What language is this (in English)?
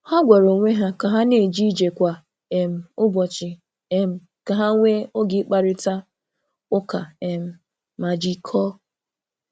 Igbo